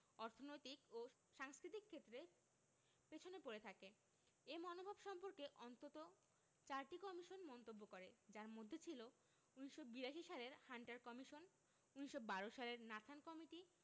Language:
Bangla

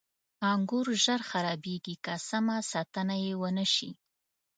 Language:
Pashto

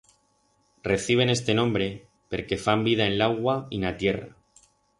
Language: Aragonese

